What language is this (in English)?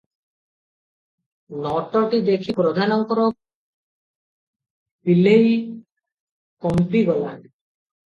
Odia